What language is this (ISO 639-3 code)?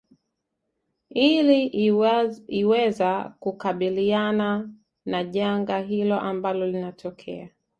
swa